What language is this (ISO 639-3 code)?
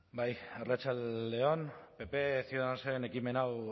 eus